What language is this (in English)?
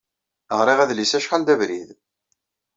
Kabyle